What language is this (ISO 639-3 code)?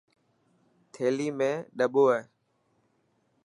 mki